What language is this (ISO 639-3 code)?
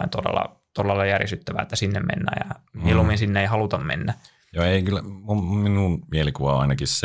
fin